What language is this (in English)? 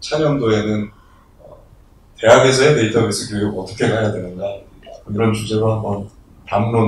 Korean